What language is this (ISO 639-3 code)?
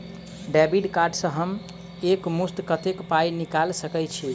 mai